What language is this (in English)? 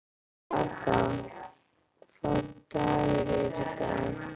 Icelandic